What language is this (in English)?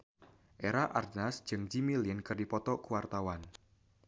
Sundanese